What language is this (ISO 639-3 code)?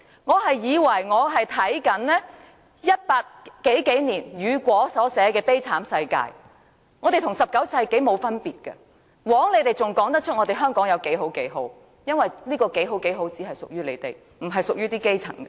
yue